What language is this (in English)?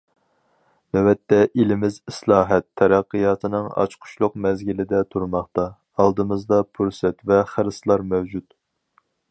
Uyghur